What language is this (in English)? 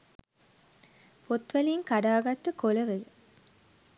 Sinhala